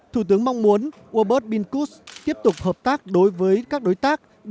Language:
Vietnamese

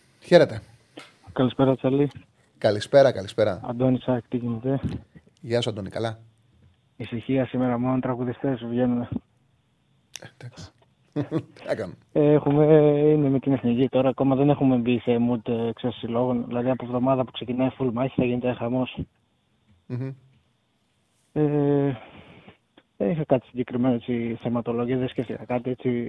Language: Greek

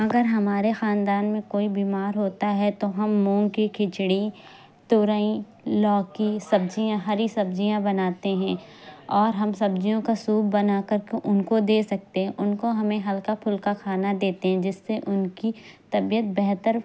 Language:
Urdu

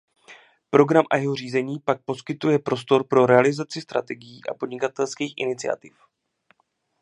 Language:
Czech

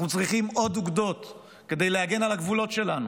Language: Hebrew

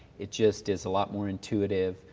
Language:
English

